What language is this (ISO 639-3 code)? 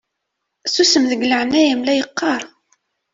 kab